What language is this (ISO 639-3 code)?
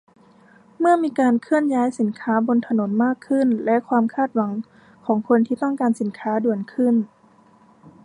tha